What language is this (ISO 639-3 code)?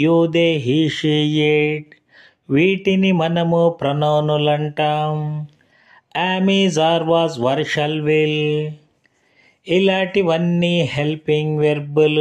hin